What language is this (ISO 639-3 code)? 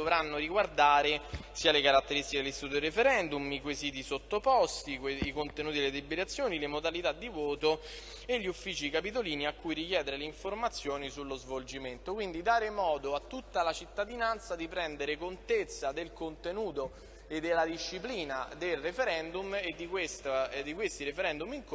ita